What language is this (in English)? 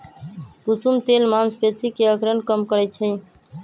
Magahi